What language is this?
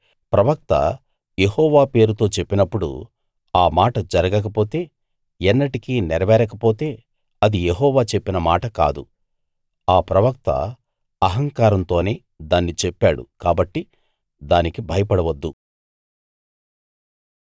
Telugu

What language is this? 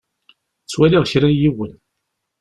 Kabyle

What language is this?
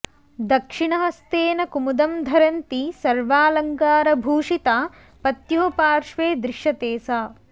Sanskrit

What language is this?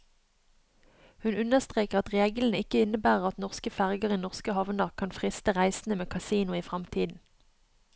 Norwegian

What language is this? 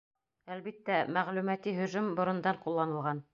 Bashkir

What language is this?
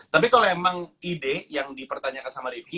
Indonesian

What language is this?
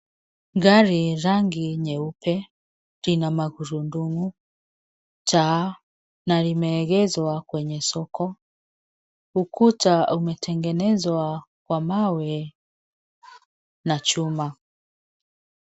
Swahili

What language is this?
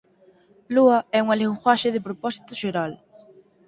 Galician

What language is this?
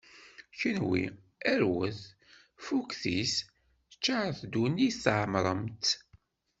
Kabyle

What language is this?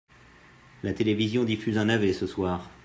French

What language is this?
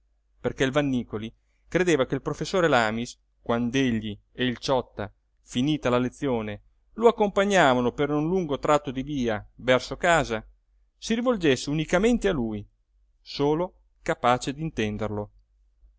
Italian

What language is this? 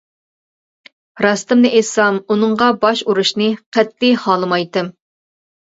Uyghur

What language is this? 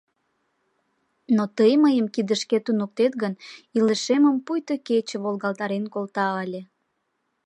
Mari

